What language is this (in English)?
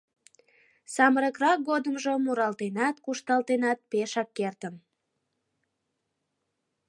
Mari